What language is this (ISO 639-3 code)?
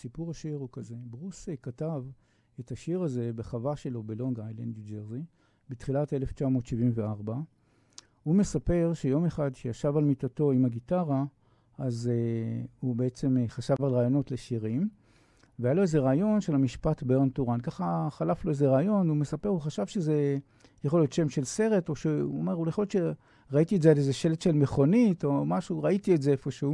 heb